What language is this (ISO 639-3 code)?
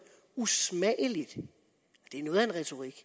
dan